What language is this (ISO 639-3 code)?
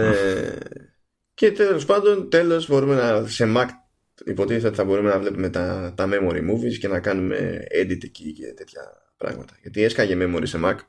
ell